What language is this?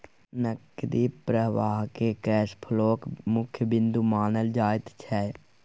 Maithili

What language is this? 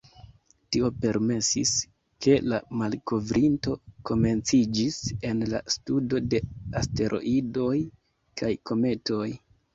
Esperanto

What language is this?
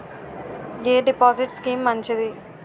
Telugu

